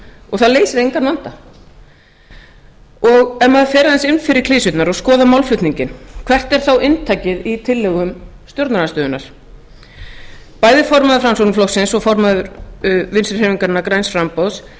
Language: Icelandic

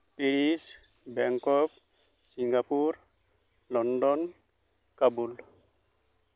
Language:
Santali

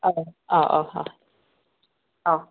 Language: Manipuri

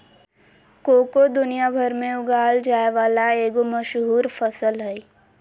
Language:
Magahi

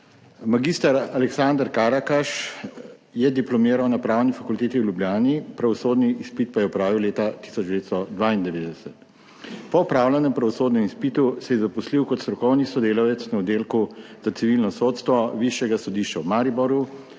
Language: Slovenian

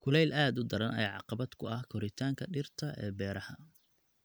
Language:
Somali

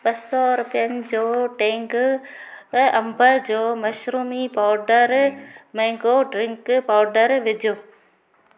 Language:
Sindhi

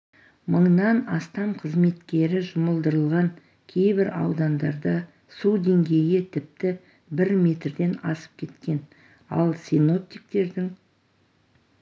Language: Kazakh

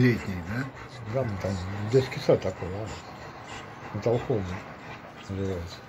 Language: Russian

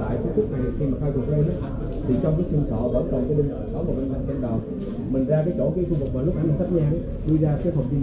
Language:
Vietnamese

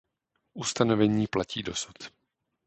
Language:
Czech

